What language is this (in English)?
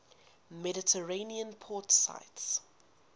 English